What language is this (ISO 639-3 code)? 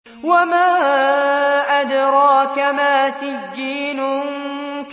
ara